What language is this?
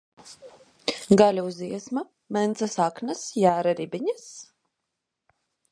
Latvian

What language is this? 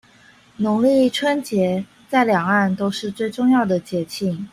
Chinese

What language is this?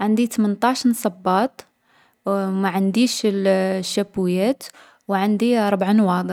Algerian Arabic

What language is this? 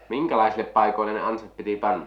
Finnish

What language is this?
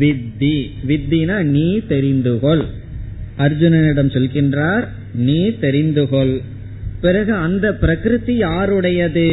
Tamil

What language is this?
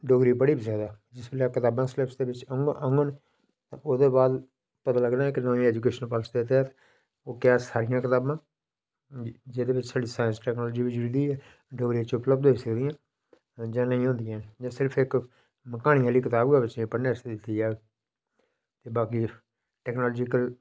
Dogri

